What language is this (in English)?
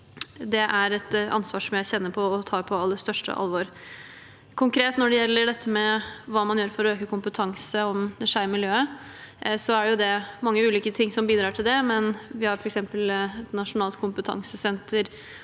Norwegian